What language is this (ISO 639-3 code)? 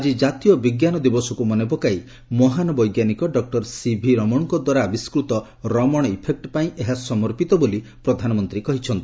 ori